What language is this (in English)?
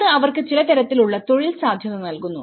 Malayalam